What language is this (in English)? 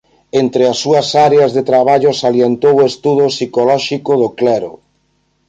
Galician